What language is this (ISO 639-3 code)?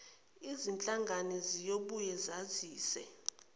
zul